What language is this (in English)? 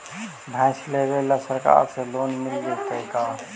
Magahi